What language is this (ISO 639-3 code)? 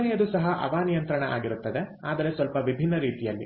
kan